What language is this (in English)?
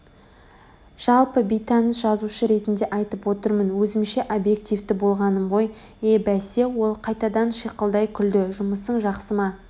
Kazakh